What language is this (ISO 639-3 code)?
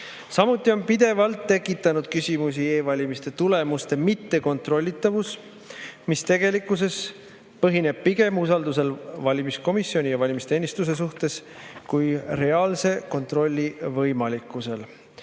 est